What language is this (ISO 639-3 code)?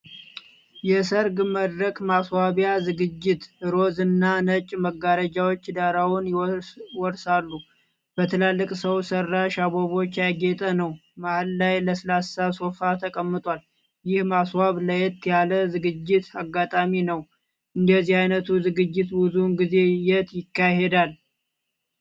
amh